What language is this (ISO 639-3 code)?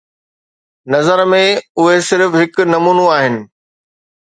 snd